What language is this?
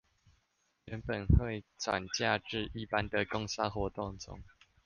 Chinese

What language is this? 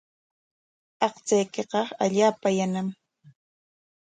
Corongo Ancash Quechua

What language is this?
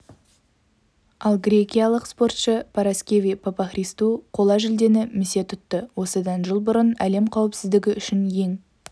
Kazakh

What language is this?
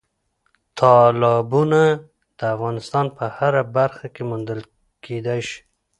Pashto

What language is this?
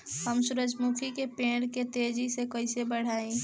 Bhojpuri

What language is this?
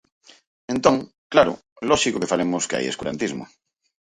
Galician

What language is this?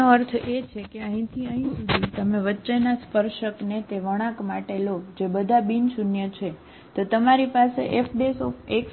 Gujarati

